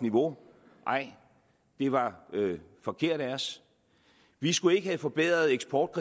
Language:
Danish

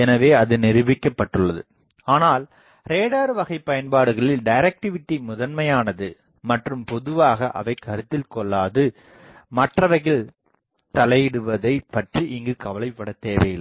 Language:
Tamil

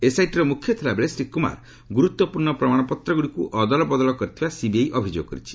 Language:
Odia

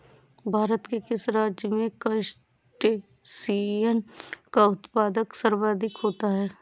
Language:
Hindi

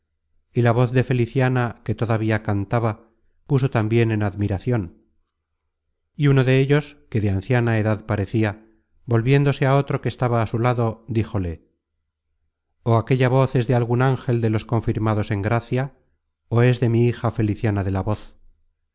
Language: Spanish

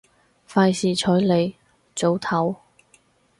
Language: Cantonese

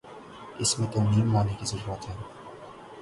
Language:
Urdu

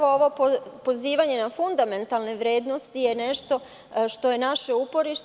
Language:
Serbian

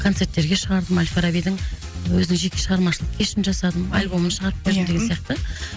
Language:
Kazakh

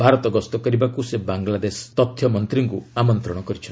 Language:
Odia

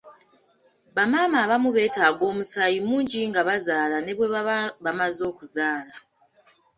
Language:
Ganda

